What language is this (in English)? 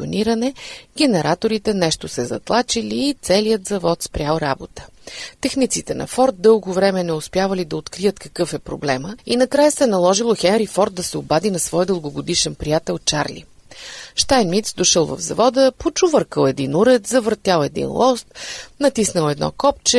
Bulgarian